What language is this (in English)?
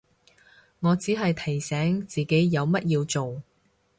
Cantonese